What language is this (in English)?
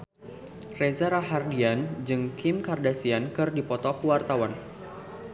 Sundanese